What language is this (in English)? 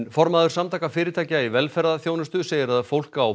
Icelandic